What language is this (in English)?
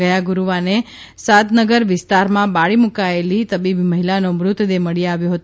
Gujarati